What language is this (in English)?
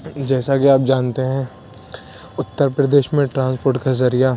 Urdu